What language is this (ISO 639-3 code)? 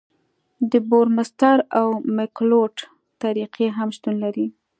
pus